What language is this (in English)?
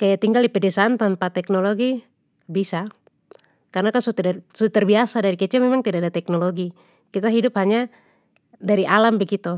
Papuan Malay